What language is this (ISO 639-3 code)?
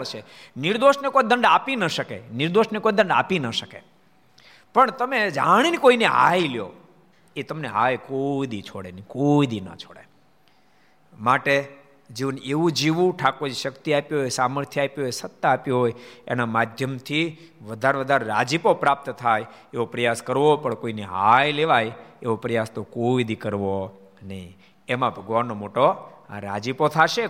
guj